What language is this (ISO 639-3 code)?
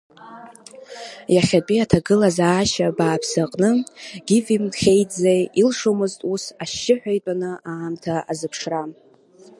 abk